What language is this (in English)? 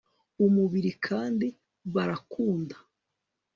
Kinyarwanda